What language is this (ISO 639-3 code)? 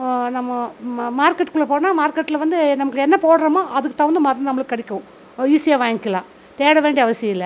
tam